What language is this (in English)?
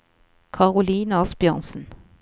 Norwegian